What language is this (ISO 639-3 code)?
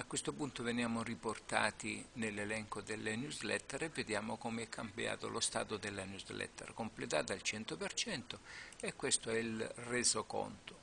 ita